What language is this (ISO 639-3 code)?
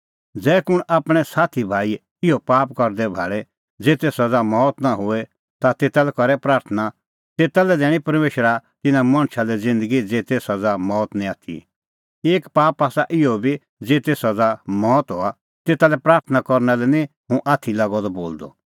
kfx